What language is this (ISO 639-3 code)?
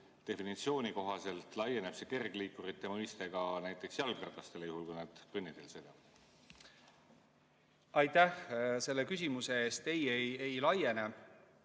est